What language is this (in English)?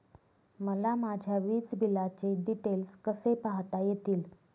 Marathi